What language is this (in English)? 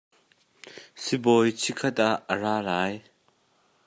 Hakha Chin